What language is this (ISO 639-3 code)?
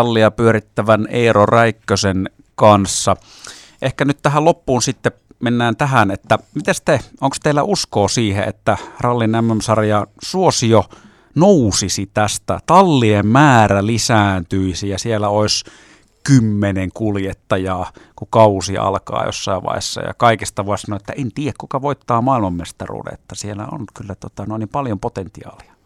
fin